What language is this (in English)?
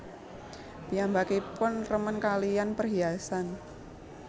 Javanese